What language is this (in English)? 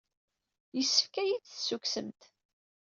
Kabyle